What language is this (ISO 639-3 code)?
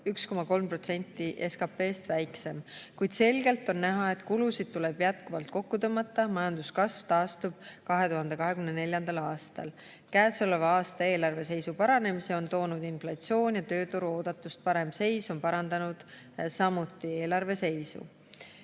est